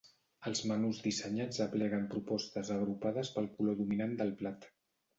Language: Catalan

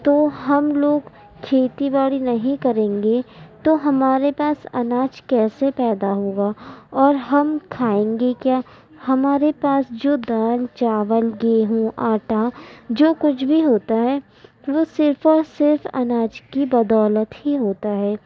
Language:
Urdu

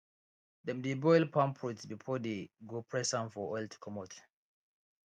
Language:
Nigerian Pidgin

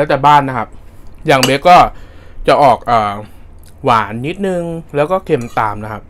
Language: Thai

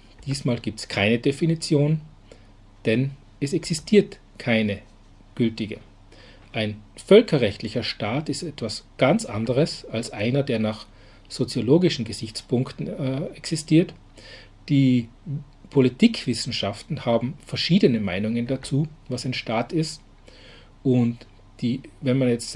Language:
German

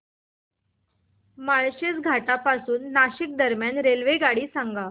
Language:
Marathi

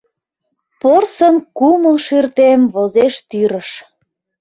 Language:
Mari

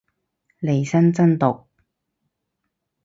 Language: Cantonese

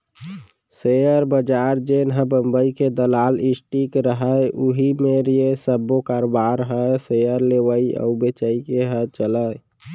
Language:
Chhattisgarhi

